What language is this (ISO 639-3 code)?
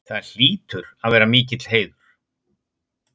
isl